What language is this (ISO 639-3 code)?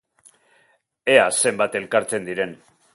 eus